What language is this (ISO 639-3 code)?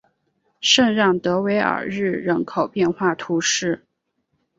zho